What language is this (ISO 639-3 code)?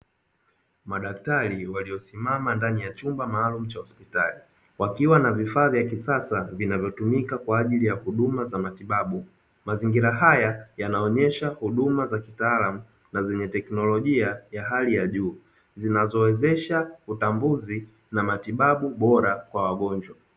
swa